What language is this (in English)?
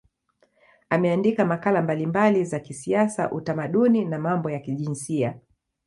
Swahili